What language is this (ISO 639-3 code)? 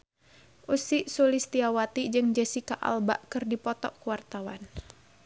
sun